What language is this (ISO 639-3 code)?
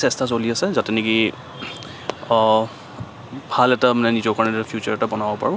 asm